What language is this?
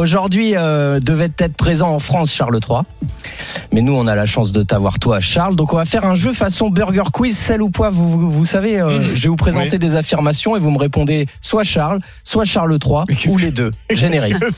French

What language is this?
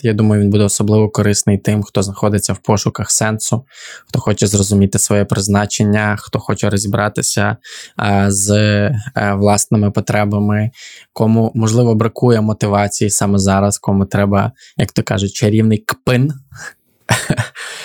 Ukrainian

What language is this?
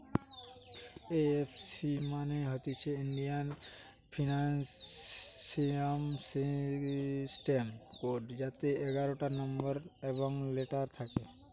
Bangla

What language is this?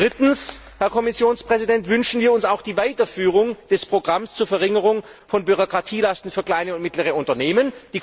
German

